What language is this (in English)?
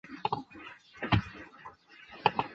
Chinese